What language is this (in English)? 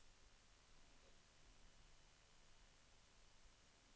Swedish